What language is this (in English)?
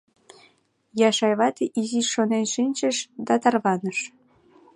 Mari